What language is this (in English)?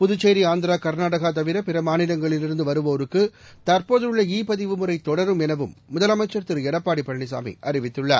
Tamil